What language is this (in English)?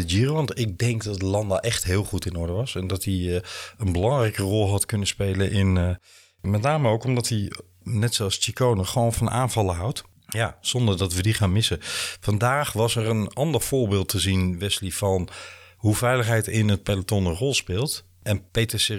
Dutch